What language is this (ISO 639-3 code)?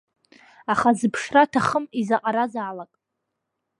abk